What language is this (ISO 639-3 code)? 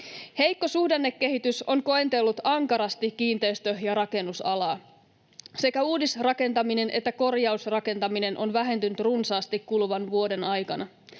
fin